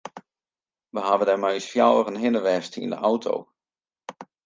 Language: Western Frisian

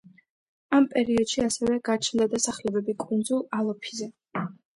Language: Georgian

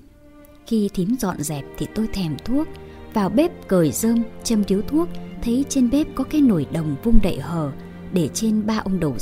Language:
Vietnamese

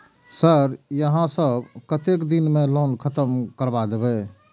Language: Maithili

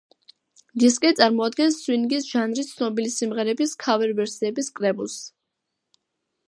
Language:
Georgian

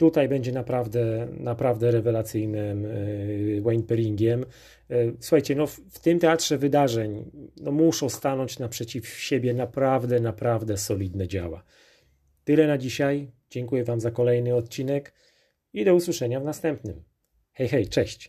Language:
Polish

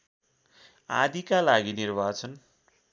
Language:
Nepali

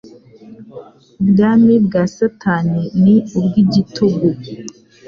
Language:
Kinyarwanda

